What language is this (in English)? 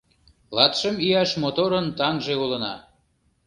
Mari